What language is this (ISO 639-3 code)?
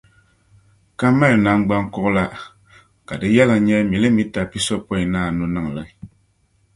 dag